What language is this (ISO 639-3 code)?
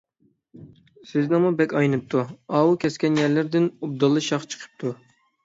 uig